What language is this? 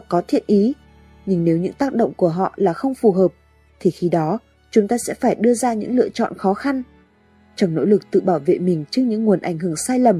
Vietnamese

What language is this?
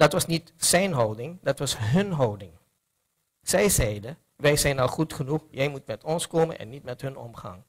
Dutch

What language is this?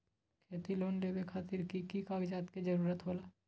Magahi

